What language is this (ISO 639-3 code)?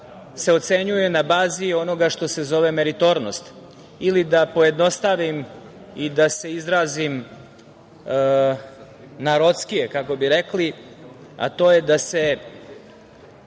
srp